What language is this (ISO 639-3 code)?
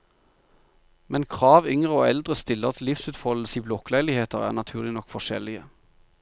nor